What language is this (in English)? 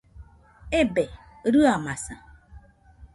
Nüpode Huitoto